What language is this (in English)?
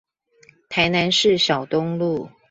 Chinese